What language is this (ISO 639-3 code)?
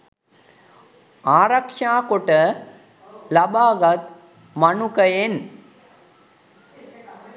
sin